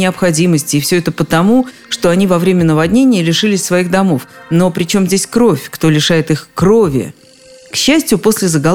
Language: Russian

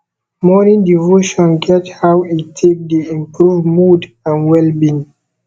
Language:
Nigerian Pidgin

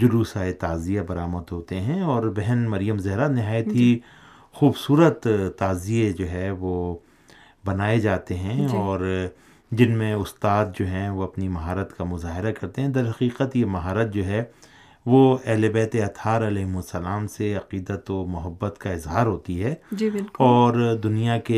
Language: Urdu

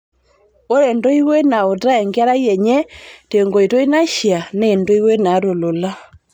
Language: Masai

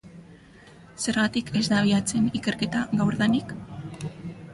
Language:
Basque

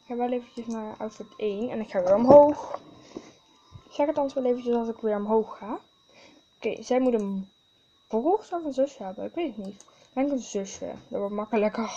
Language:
Dutch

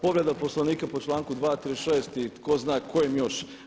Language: Croatian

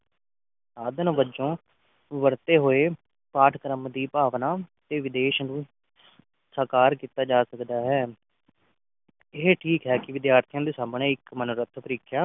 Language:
Punjabi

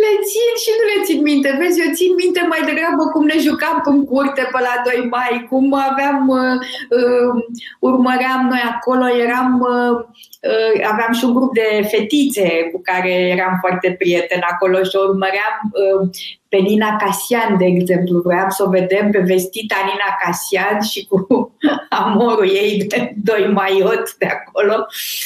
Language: Romanian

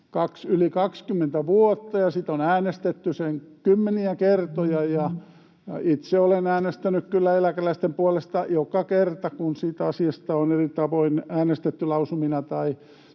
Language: Finnish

